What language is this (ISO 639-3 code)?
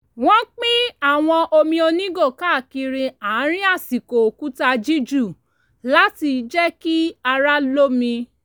yor